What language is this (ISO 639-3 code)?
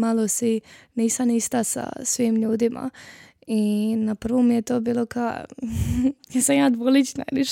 hrv